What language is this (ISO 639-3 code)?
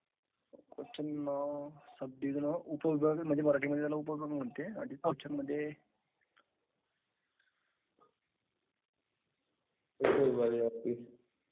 mar